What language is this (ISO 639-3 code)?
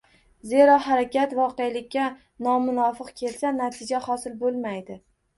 uzb